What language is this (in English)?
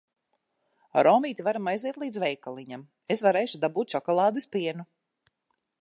Latvian